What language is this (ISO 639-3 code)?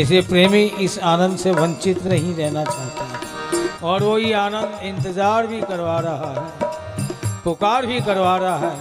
hin